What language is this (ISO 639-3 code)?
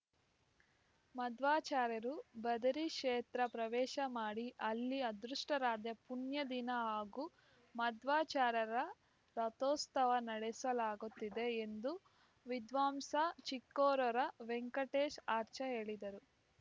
kan